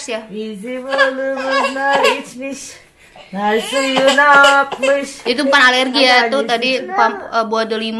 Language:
Indonesian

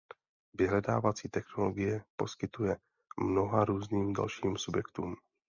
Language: Czech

